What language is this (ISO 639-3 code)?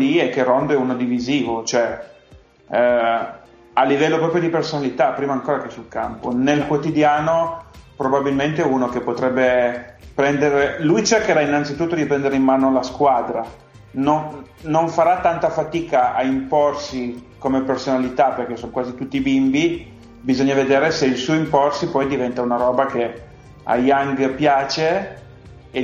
ita